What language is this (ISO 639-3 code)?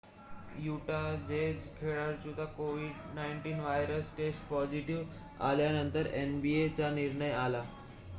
mar